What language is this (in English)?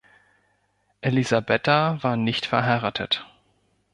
German